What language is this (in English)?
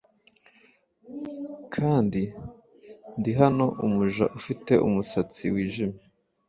Kinyarwanda